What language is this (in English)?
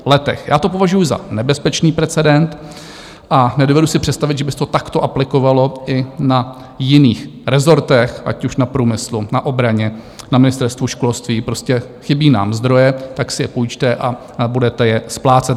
Czech